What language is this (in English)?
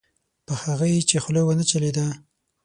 Pashto